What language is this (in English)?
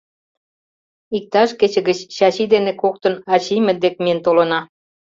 Mari